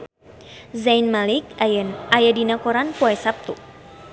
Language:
Sundanese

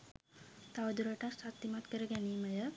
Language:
Sinhala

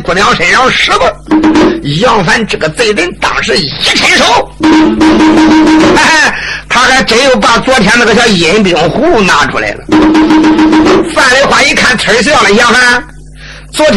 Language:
Chinese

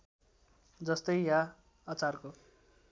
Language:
Nepali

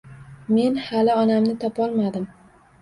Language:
Uzbek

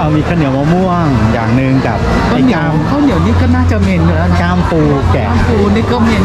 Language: Thai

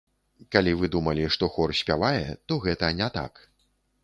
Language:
Belarusian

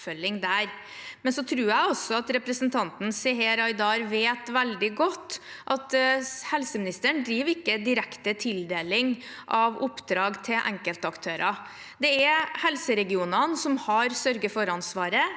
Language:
Norwegian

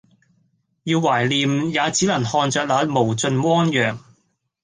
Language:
Cantonese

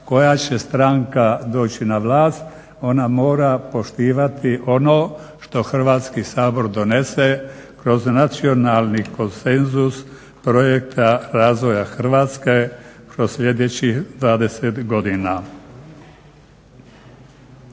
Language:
Croatian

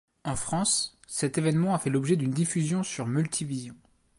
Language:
French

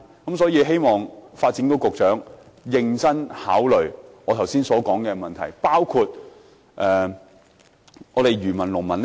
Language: Cantonese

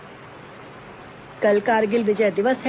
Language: Hindi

